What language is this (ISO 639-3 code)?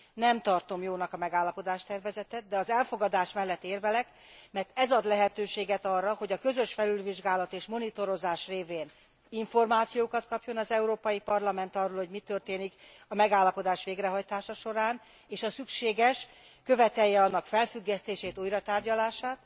hun